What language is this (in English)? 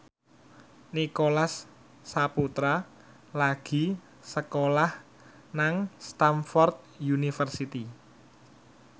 Javanese